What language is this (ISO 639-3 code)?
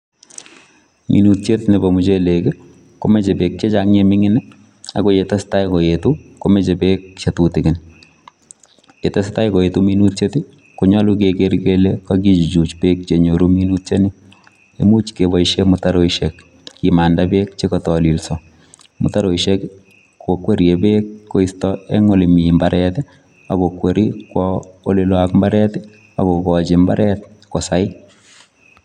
kln